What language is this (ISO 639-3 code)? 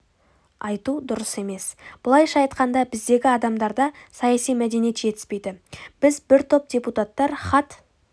kaz